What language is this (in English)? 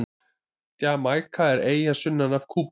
Icelandic